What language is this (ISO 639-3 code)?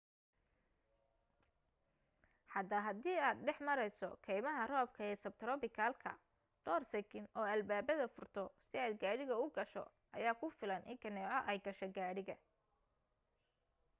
som